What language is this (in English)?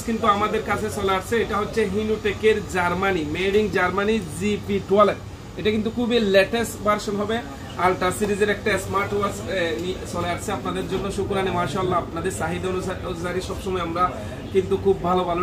Romanian